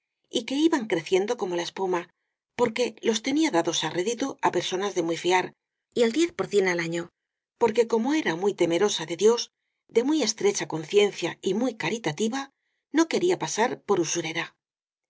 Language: Spanish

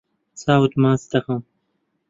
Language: Central Kurdish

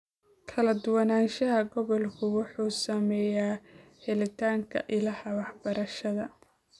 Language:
Somali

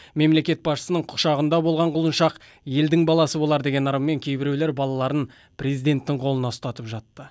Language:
Kazakh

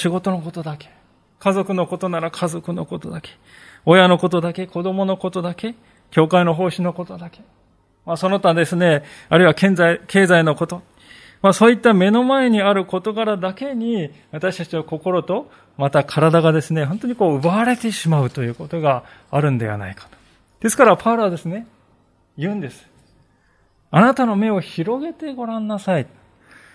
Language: Japanese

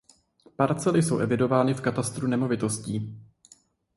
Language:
Czech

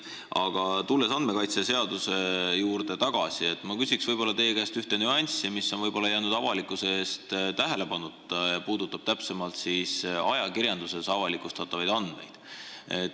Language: Estonian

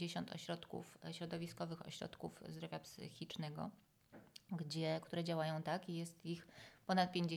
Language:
Polish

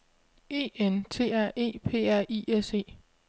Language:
Danish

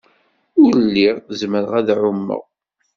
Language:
Kabyle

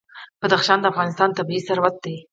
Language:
Pashto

